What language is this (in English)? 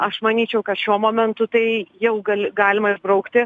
Lithuanian